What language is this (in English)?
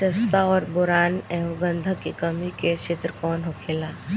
Bhojpuri